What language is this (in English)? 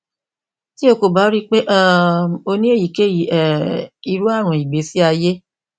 Yoruba